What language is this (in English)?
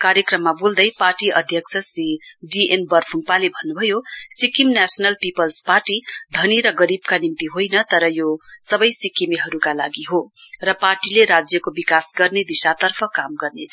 Nepali